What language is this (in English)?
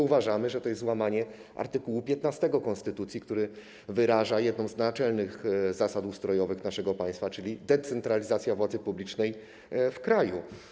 Polish